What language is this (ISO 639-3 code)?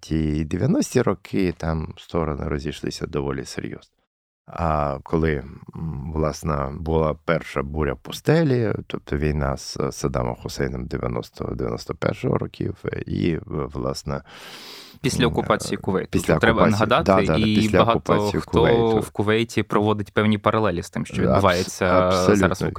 ukr